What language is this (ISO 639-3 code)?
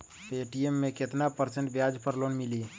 mag